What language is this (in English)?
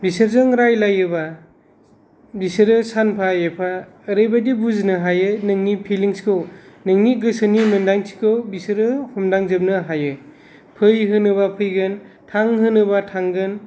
Bodo